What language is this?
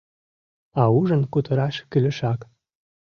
Mari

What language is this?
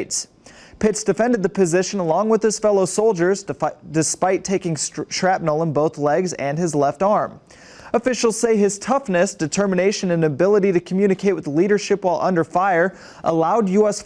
English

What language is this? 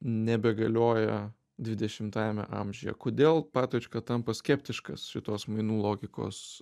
Lithuanian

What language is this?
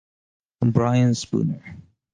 English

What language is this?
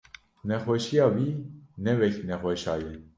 Kurdish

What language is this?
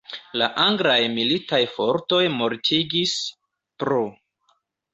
Esperanto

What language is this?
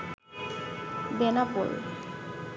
Bangla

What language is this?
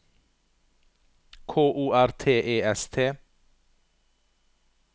Norwegian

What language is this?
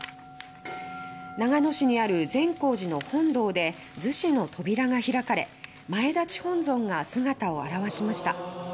Japanese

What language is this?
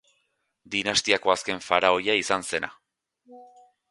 Basque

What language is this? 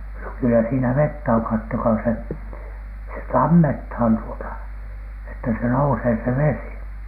Finnish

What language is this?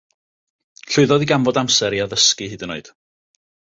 Welsh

